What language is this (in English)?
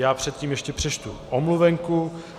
Czech